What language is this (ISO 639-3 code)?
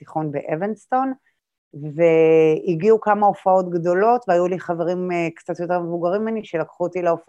heb